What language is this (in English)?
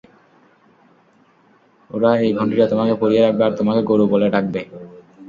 Bangla